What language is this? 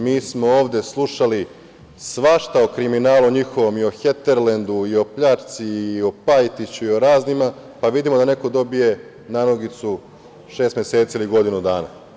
Serbian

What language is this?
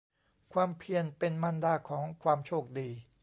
Thai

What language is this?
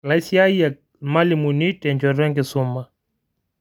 Masai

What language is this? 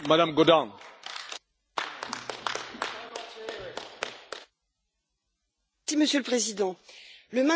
French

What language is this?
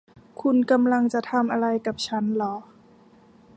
Thai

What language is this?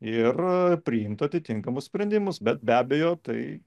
Lithuanian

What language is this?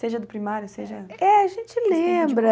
Portuguese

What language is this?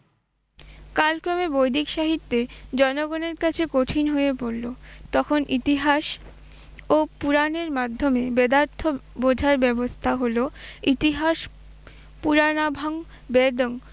Bangla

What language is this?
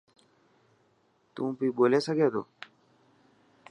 Dhatki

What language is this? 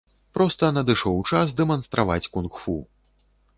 Belarusian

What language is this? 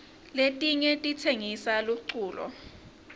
Swati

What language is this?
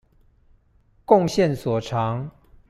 Chinese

